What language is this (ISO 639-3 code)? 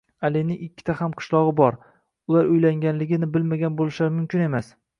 uzb